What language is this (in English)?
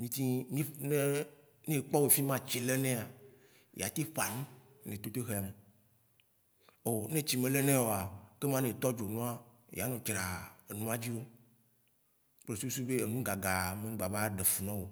Waci Gbe